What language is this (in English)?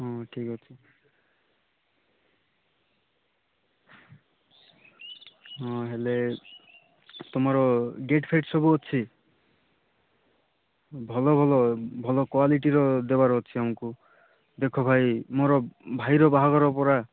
Odia